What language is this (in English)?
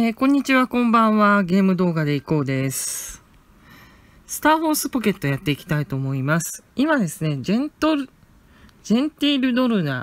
Japanese